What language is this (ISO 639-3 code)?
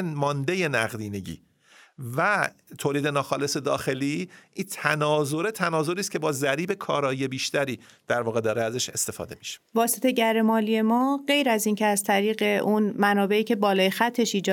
fas